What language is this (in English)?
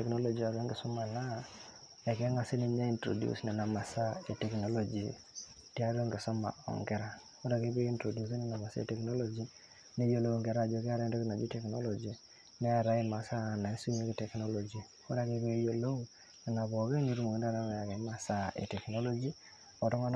Masai